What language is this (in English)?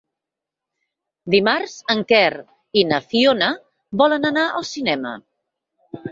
Catalan